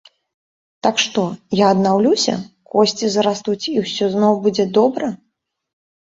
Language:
Belarusian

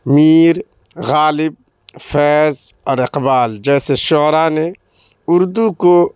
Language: Urdu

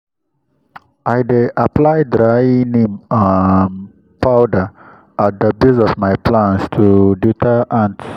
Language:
Nigerian Pidgin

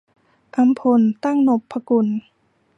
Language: Thai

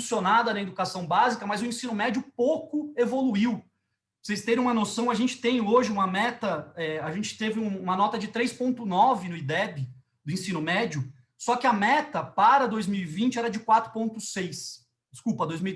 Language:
Portuguese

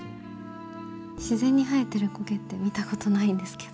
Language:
Japanese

